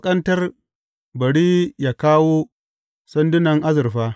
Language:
Hausa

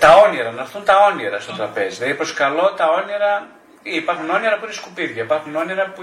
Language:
Greek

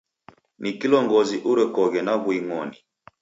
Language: Taita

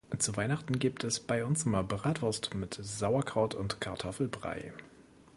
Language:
German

